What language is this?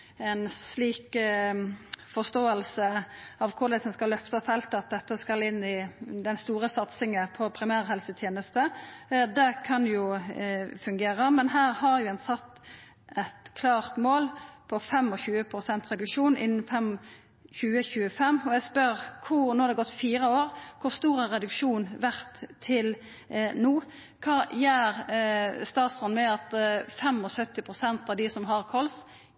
Norwegian Nynorsk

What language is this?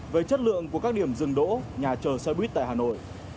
Vietnamese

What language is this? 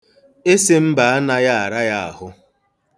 Igbo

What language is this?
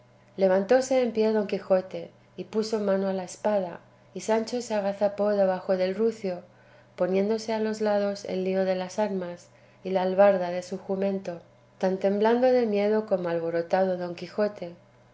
Spanish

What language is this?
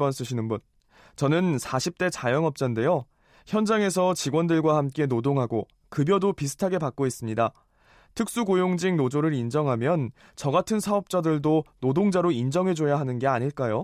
Korean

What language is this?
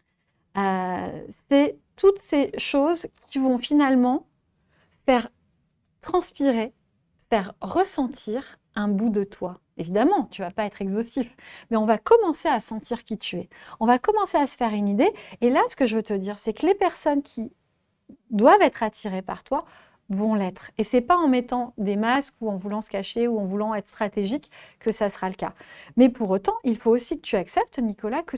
French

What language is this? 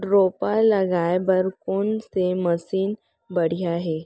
Chhattisgarhi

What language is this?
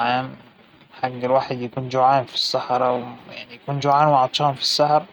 Hijazi Arabic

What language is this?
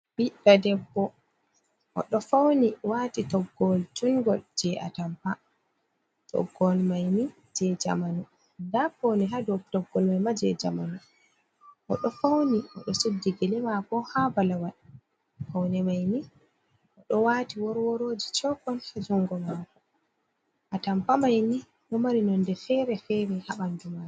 Fula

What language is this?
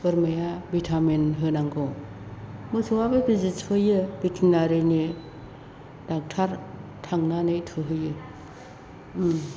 Bodo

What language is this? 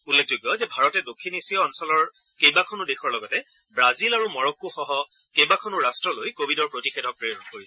Assamese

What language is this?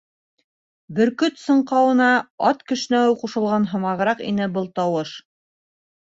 Bashkir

